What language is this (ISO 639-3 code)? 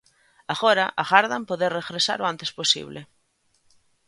glg